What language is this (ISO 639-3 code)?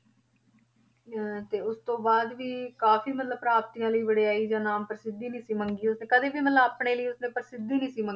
pan